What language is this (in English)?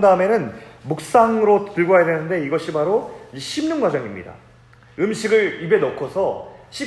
Korean